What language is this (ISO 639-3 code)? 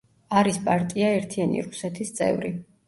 kat